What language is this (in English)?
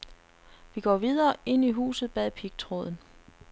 Danish